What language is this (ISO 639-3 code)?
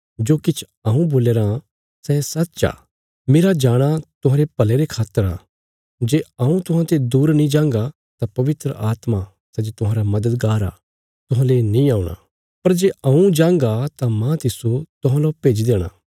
kfs